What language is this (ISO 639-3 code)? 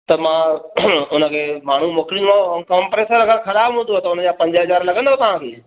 snd